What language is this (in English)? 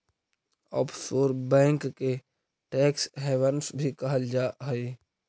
Magahi